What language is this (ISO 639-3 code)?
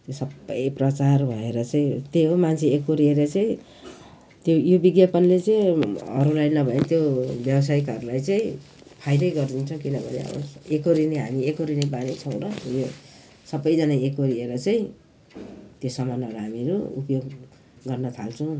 nep